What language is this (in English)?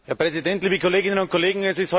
German